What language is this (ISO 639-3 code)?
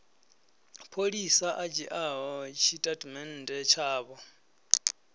ven